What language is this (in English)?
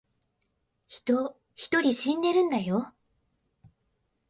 Japanese